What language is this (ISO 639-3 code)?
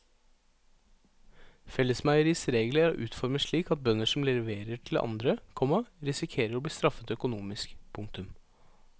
nor